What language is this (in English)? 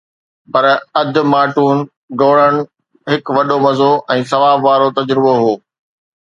Sindhi